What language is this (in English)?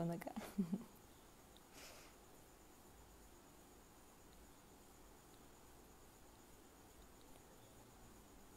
Hindi